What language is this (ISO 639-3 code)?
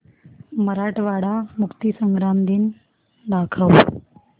mar